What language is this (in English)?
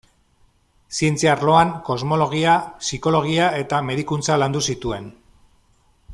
Basque